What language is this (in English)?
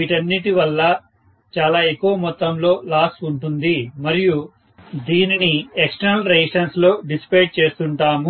Telugu